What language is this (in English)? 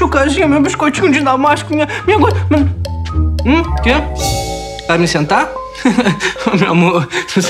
Portuguese